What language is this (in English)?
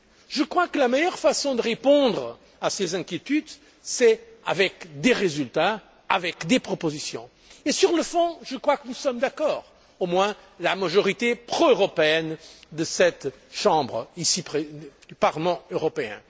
French